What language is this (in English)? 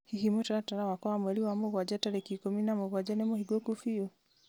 Kikuyu